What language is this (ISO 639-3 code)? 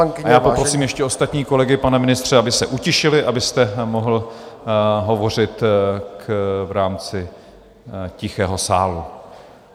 ces